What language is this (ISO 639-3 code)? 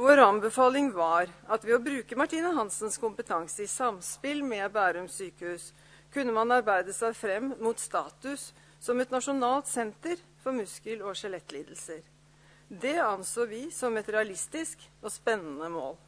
nor